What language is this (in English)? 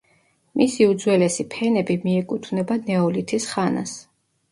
Georgian